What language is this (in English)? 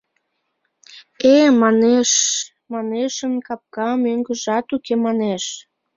Mari